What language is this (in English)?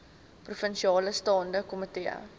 Afrikaans